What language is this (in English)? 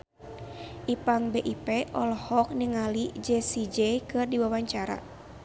Sundanese